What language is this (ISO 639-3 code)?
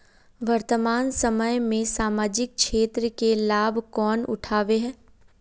mag